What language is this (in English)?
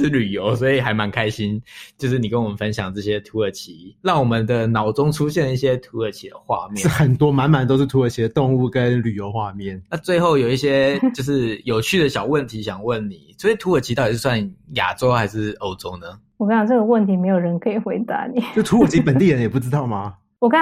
Chinese